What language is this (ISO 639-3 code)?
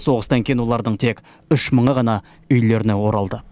kaz